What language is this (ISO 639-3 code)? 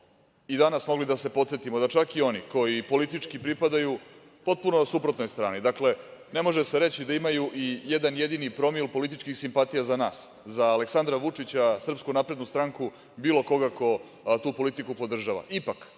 srp